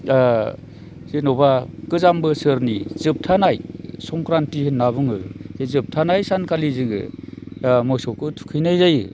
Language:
Bodo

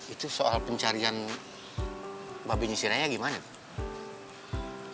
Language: Indonesian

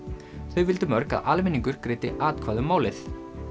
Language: Icelandic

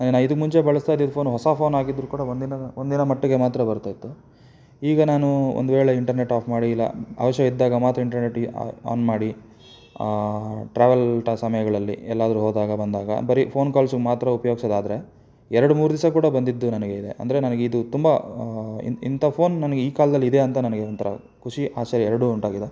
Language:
Kannada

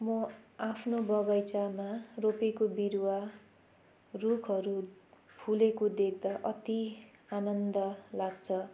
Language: Nepali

